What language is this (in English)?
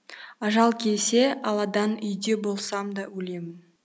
Kazakh